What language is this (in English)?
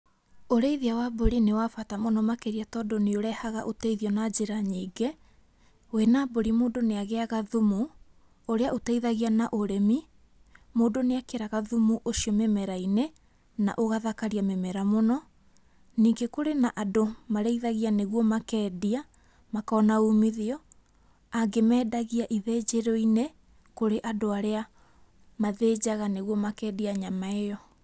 Kikuyu